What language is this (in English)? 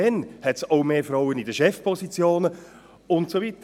Swiss German